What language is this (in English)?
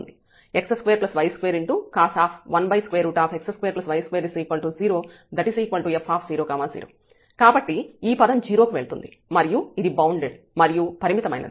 Telugu